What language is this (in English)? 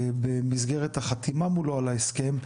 Hebrew